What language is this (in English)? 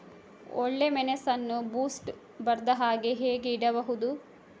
Kannada